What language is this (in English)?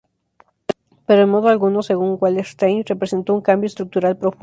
Spanish